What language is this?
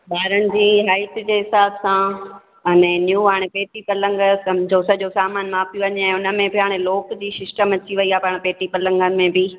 Sindhi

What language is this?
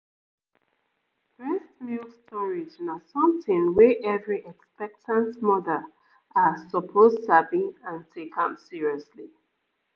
Nigerian Pidgin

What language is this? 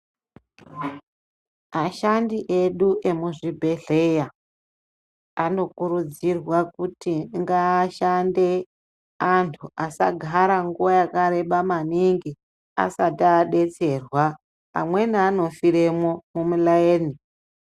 Ndau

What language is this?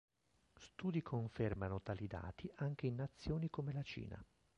Italian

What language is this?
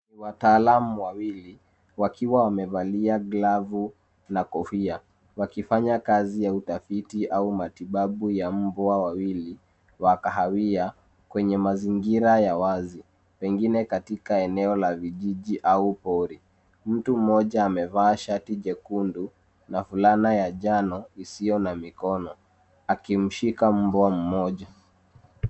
Swahili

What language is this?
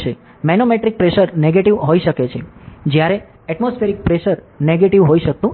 Gujarati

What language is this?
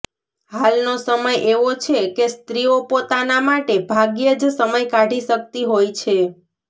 Gujarati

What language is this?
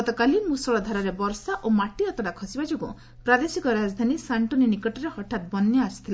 Odia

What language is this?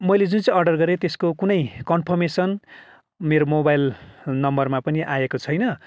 Nepali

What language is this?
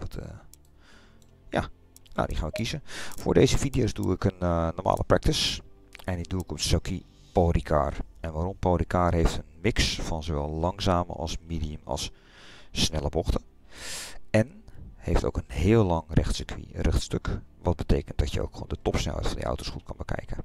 Dutch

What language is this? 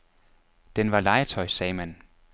Danish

